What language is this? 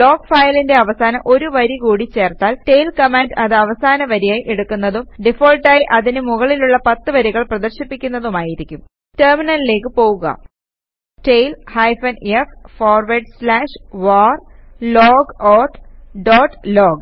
Malayalam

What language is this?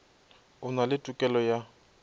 Northern Sotho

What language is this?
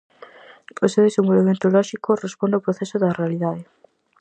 Galician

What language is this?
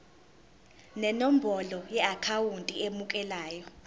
Zulu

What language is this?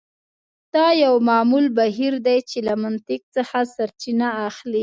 Pashto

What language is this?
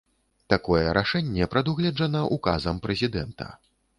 Belarusian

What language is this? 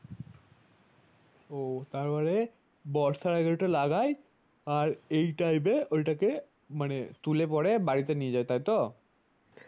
Bangla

